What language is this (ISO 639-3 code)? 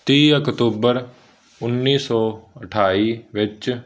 pan